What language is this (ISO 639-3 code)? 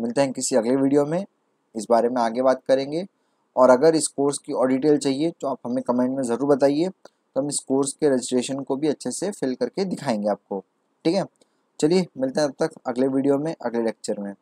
hin